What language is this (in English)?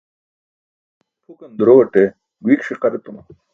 Burushaski